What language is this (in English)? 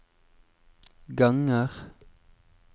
Norwegian